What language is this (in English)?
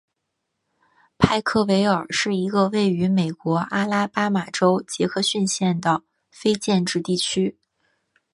Chinese